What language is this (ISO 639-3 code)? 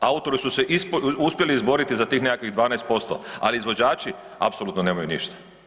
hrv